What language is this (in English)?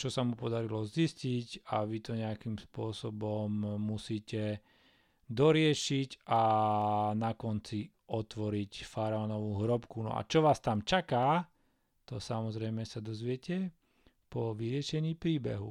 Slovak